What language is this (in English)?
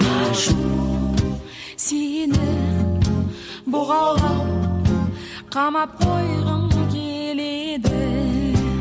Kazakh